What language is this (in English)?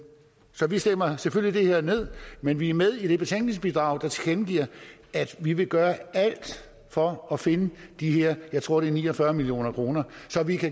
Danish